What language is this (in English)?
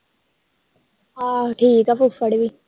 Punjabi